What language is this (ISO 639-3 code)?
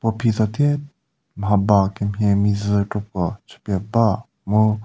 njm